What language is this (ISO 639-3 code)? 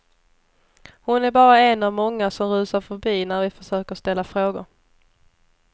swe